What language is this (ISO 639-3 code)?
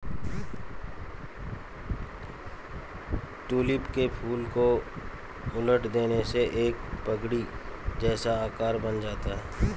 hin